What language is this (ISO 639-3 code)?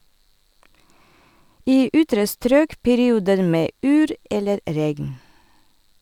nor